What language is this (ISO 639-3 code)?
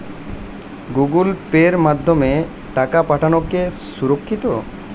ben